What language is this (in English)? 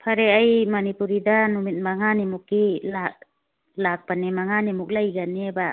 Manipuri